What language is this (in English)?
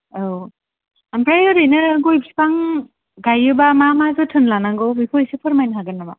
Bodo